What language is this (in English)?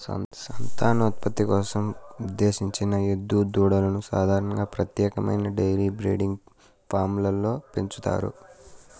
Telugu